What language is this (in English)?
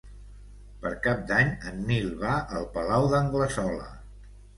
Catalan